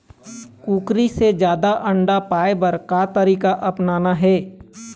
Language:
Chhattisgarhi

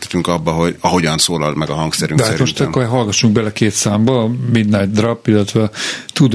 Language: Hungarian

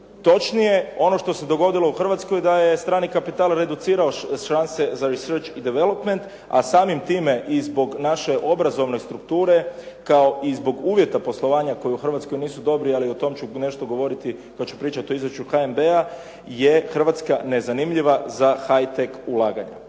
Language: Croatian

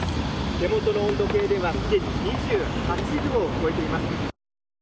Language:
Japanese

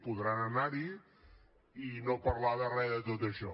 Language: Catalan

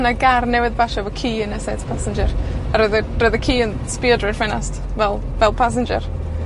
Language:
Welsh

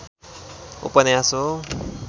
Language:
Nepali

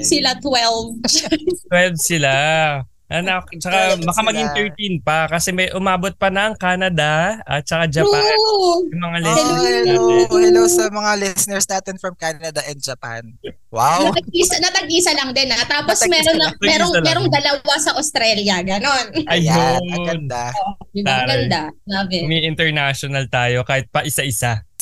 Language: Filipino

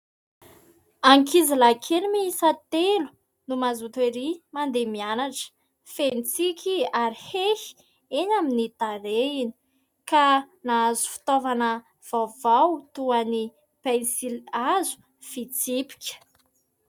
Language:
Malagasy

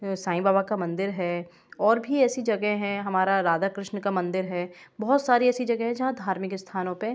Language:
Hindi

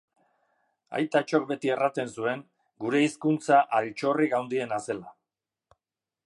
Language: Basque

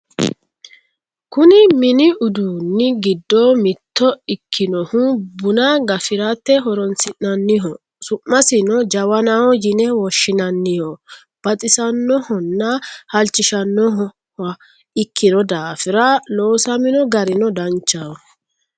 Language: Sidamo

